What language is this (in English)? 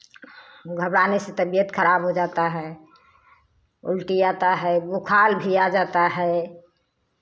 Hindi